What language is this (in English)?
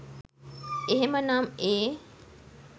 Sinhala